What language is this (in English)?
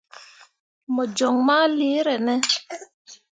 Mundang